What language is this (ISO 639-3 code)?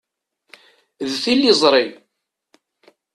kab